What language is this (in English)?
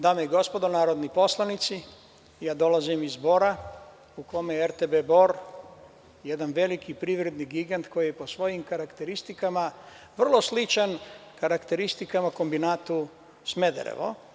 Serbian